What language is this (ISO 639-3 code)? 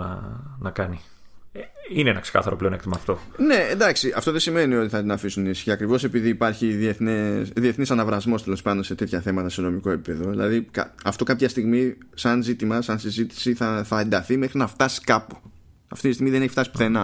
ell